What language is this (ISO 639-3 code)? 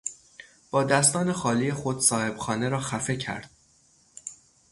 fas